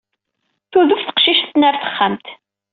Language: Kabyle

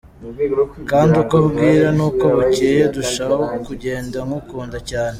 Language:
Kinyarwanda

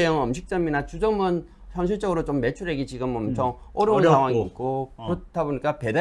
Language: Korean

